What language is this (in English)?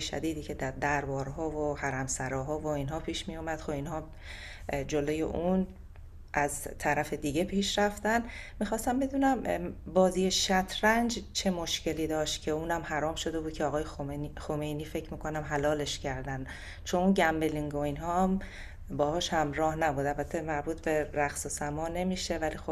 Persian